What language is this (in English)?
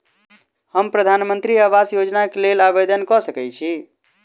Maithili